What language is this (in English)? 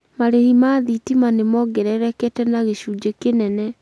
Kikuyu